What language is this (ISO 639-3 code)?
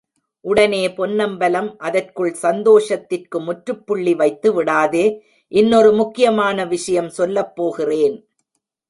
tam